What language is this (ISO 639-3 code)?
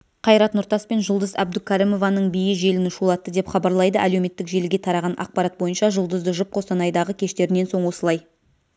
kaz